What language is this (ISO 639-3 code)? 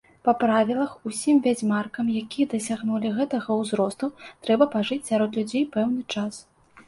bel